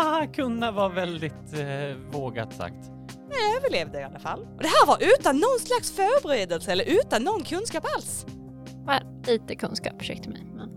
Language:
Swedish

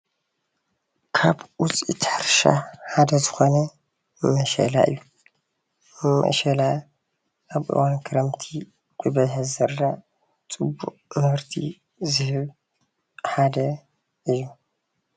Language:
Tigrinya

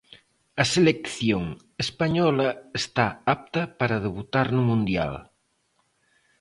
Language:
Galician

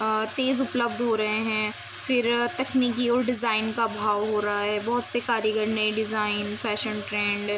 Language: Urdu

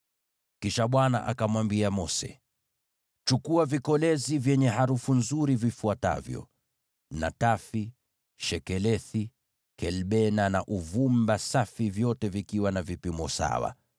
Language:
Swahili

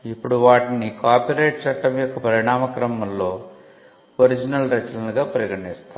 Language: Telugu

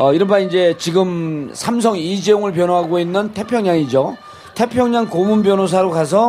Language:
Korean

